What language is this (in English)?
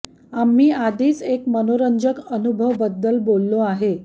Marathi